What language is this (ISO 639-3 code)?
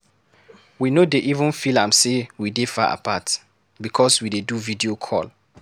pcm